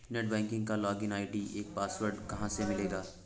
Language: Hindi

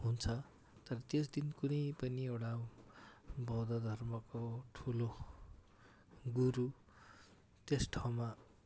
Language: Nepali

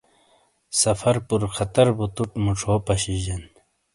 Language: Shina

